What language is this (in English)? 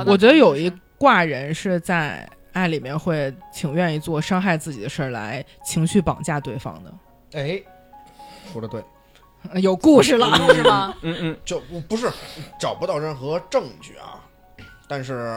Chinese